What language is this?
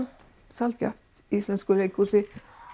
Icelandic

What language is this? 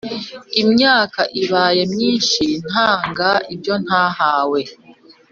Kinyarwanda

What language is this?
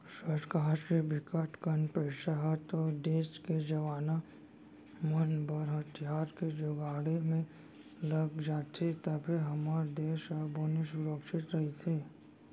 Chhattisgarhi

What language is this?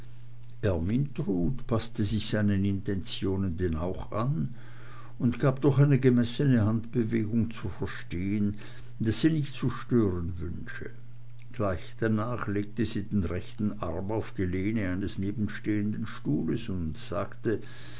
German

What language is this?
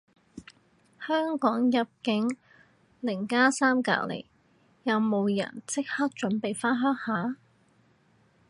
Cantonese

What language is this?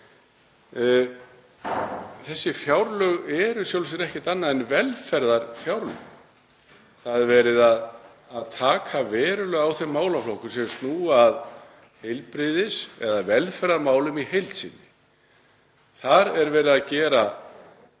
Icelandic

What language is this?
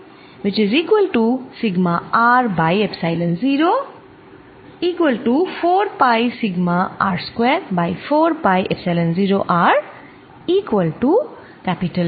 Bangla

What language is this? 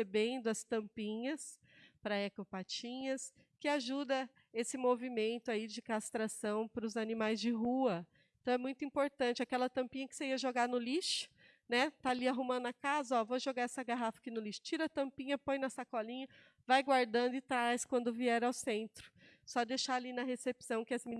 Portuguese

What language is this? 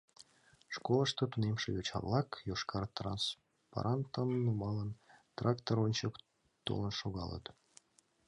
Mari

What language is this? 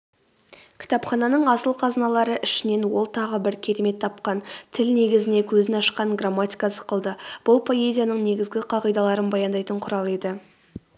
Kazakh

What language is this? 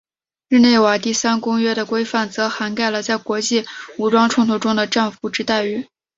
Chinese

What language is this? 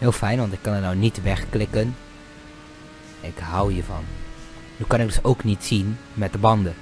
Dutch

